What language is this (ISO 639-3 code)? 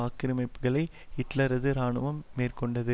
tam